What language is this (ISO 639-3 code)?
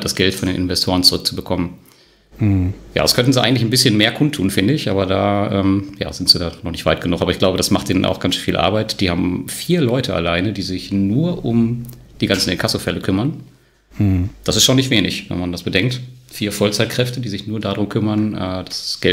deu